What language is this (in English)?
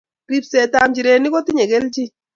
Kalenjin